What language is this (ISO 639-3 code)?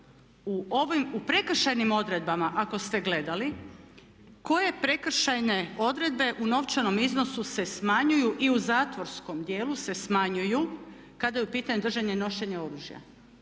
hrv